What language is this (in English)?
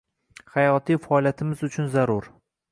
Uzbek